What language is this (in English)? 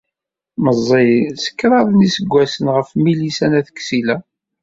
Kabyle